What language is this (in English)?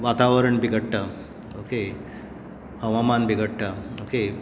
Konkani